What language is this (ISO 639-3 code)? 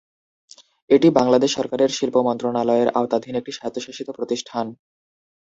ben